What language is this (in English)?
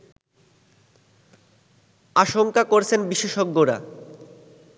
Bangla